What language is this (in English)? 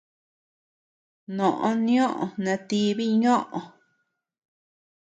Tepeuxila Cuicatec